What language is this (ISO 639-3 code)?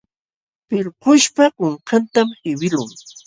qxw